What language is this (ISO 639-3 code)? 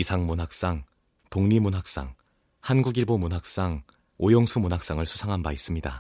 kor